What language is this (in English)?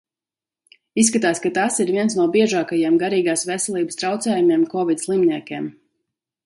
Latvian